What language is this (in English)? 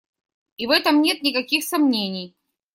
Russian